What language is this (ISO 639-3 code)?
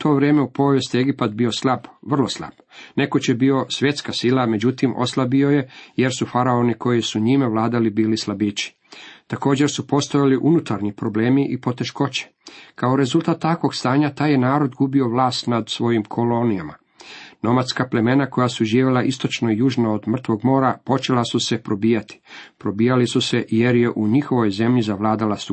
hrv